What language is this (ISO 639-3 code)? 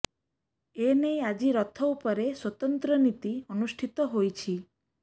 ori